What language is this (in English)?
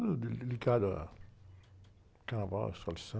Portuguese